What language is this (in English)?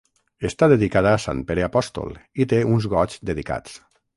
Catalan